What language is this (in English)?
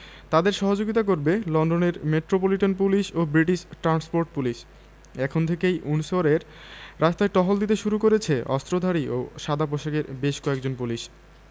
Bangla